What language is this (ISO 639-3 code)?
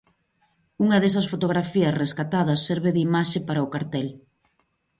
glg